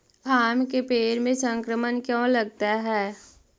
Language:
Magahi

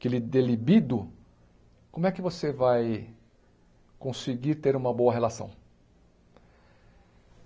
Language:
Portuguese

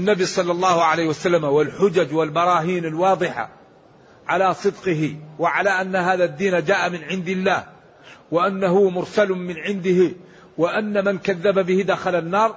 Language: Arabic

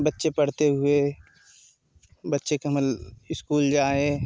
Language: Hindi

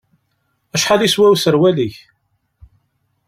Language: Kabyle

